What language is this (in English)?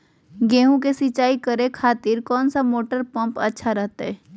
Magahi